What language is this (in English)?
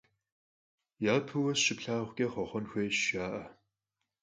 Kabardian